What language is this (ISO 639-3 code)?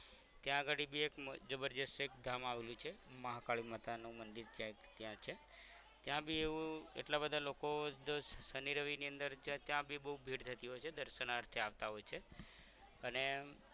guj